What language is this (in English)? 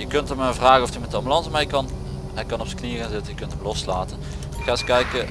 Dutch